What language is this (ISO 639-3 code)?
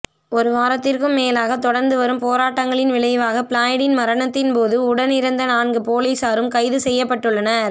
tam